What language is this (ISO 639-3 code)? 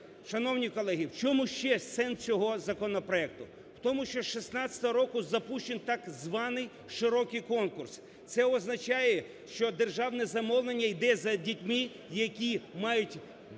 ukr